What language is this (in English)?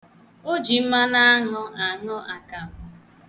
Igbo